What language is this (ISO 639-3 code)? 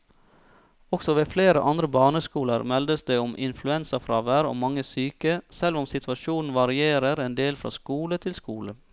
nor